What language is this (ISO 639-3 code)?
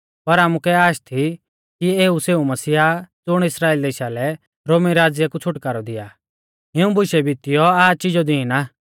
bfz